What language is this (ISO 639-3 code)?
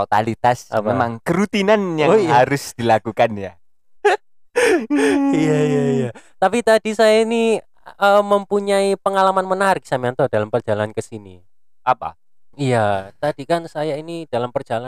ind